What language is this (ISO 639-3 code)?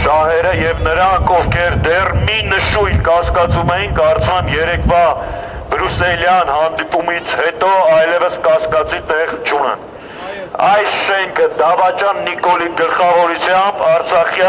ron